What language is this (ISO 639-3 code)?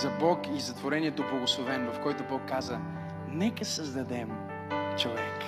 bul